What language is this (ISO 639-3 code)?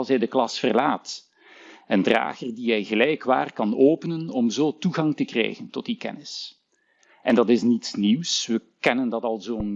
nld